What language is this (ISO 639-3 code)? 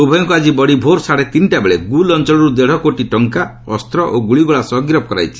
ori